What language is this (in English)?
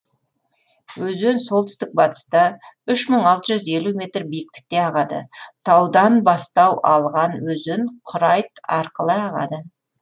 Kazakh